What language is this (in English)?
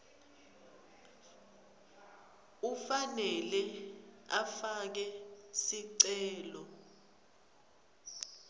Swati